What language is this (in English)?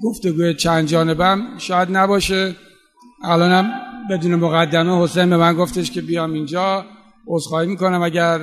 Persian